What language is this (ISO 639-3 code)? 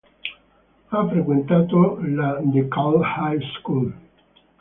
ita